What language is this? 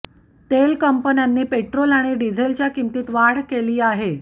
Marathi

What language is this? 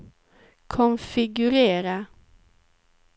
Swedish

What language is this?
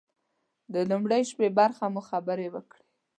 Pashto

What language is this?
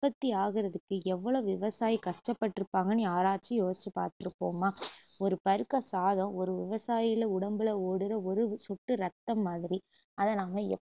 Tamil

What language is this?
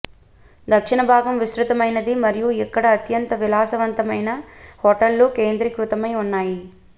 Telugu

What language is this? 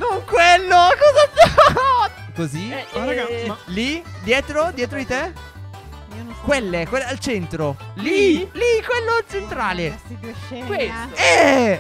Italian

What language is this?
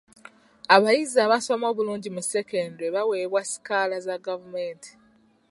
Ganda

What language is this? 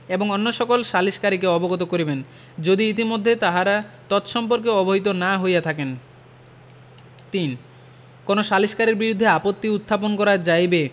Bangla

